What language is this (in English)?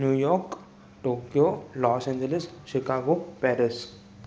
Sindhi